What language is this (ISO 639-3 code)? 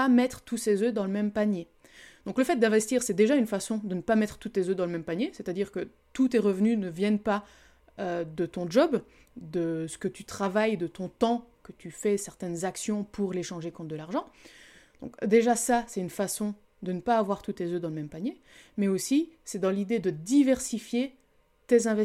fra